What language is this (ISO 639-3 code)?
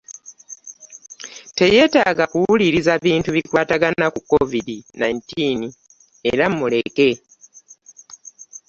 lug